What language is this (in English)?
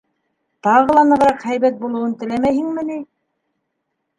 Bashkir